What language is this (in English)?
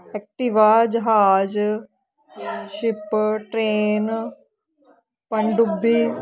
Punjabi